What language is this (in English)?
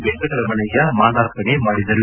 Kannada